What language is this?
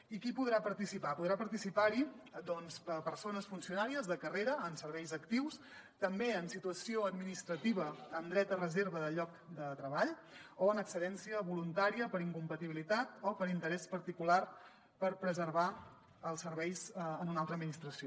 Catalan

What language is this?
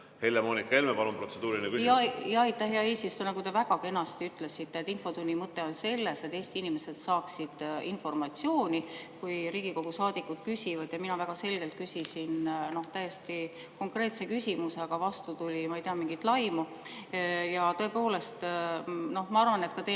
Estonian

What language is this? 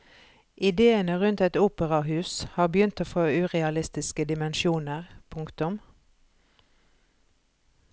Norwegian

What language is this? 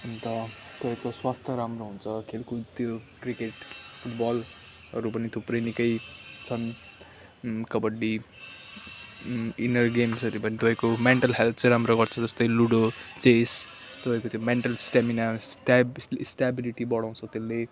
Nepali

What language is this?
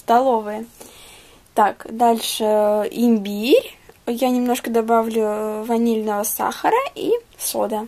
Russian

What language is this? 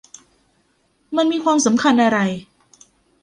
Thai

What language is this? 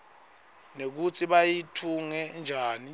Swati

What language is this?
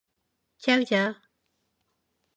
Korean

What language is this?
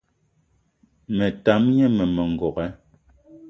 Eton (Cameroon)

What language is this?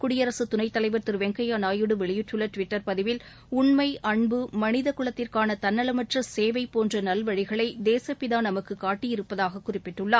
Tamil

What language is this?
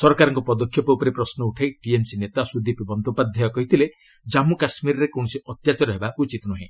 Odia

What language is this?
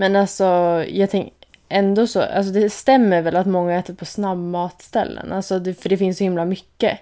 Swedish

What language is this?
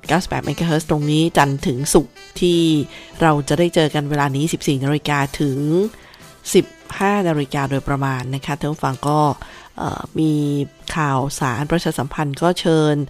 Thai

